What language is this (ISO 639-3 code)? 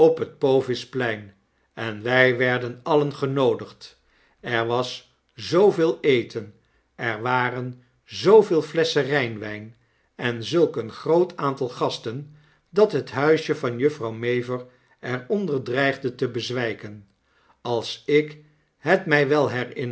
nld